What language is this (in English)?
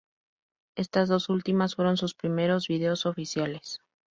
Spanish